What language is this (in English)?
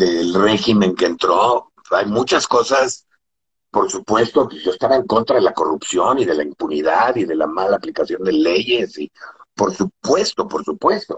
Spanish